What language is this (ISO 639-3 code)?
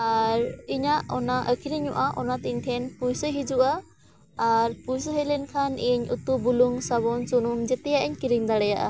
sat